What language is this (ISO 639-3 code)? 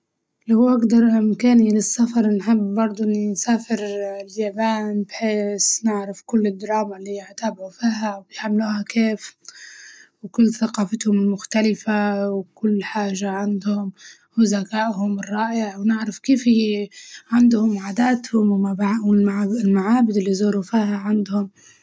ayl